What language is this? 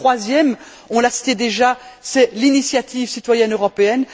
French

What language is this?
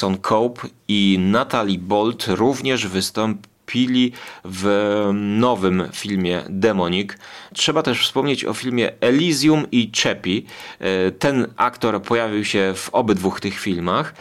Polish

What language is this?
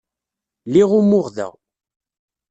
Kabyle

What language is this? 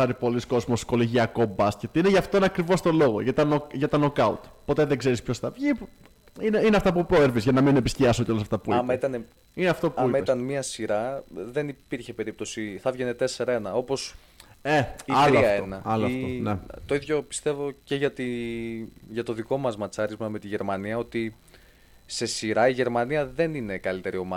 Greek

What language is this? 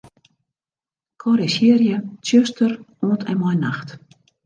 Western Frisian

